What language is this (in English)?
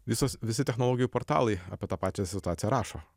Lithuanian